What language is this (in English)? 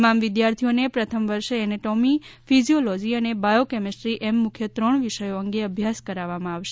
Gujarati